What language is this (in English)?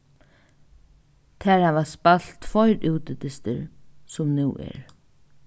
Faroese